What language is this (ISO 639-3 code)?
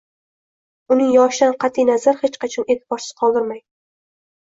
uzb